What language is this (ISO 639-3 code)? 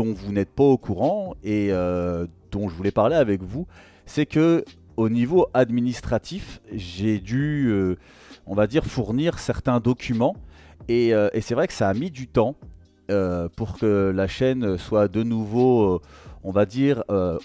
fra